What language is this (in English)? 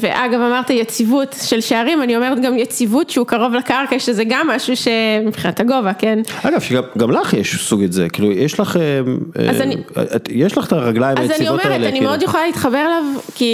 Hebrew